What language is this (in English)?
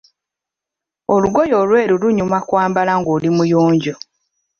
Ganda